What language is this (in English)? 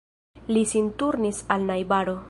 Esperanto